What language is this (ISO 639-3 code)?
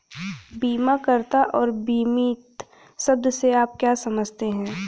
hin